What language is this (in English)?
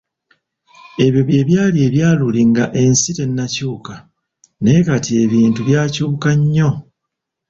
Ganda